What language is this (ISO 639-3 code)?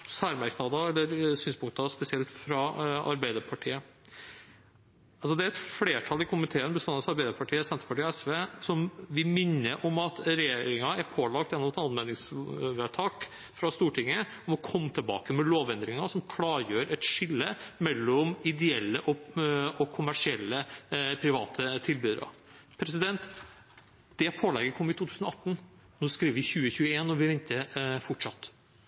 nob